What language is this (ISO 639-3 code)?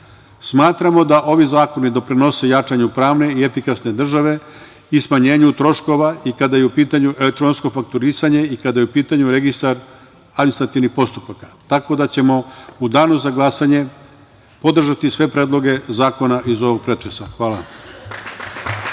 srp